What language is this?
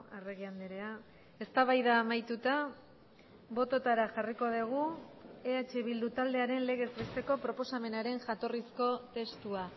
Basque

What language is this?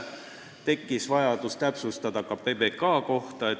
Estonian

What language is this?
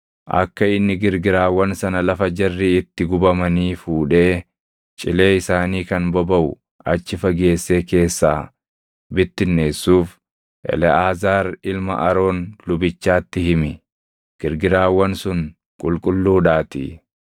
Oromo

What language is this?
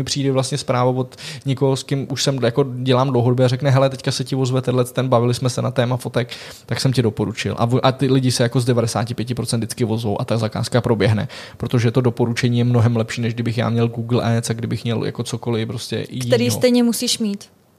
Czech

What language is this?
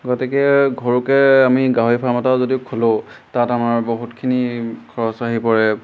Assamese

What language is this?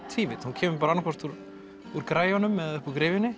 Icelandic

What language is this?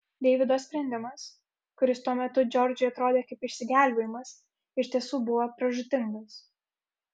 Lithuanian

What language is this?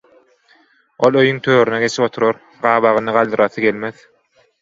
Turkmen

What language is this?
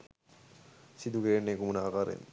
Sinhala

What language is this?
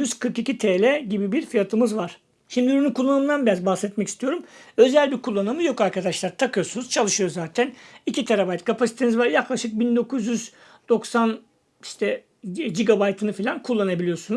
Turkish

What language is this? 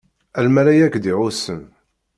Kabyle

